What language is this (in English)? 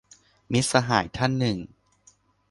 Thai